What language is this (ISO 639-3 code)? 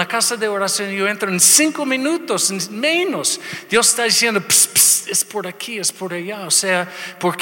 spa